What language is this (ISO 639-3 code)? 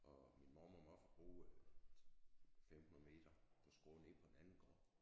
dan